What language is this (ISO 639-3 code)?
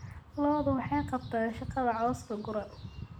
som